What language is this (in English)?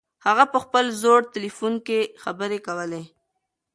Pashto